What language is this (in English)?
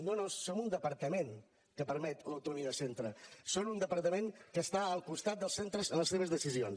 Catalan